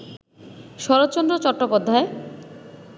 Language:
Bangla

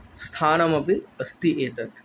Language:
Sanskrit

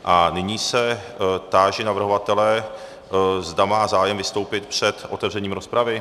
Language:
Czech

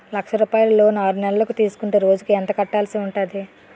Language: Telugu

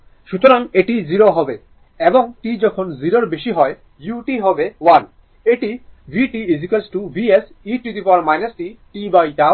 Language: Bangla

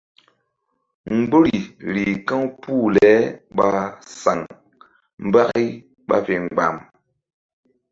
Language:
Mbum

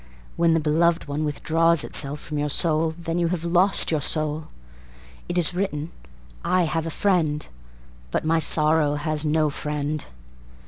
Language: English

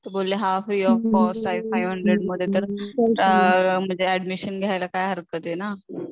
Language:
Marathi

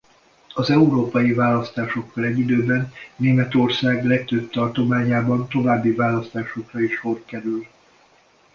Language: Hungarian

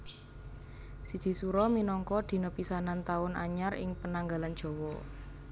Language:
Javanese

